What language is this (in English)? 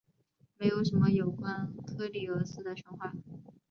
Chinese